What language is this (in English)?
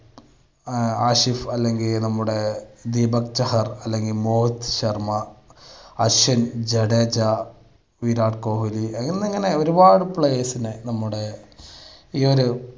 Malayalam